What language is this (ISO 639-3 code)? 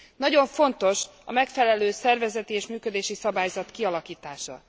hun